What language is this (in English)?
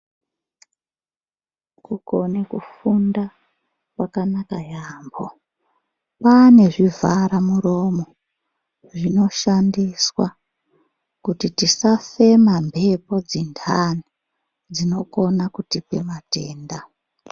Ndau